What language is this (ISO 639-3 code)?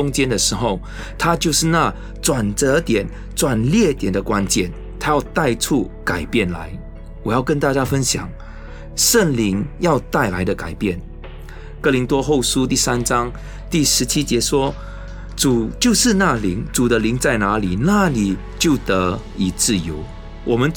zho